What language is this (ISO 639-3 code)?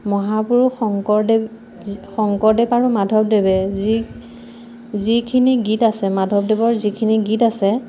asm